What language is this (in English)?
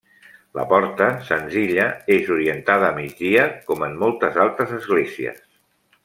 Catalan